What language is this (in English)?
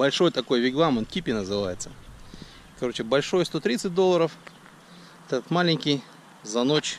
Russian